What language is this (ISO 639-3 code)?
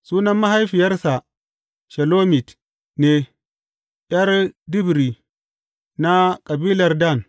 hau